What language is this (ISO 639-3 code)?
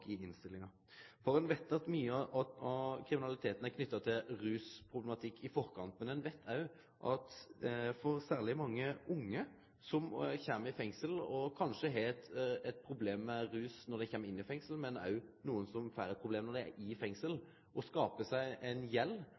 nno